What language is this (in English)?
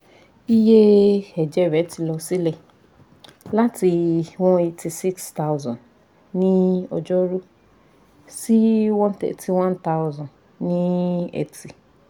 Yoruba